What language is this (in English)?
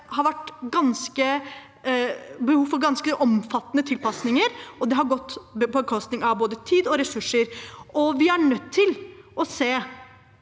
Norwegian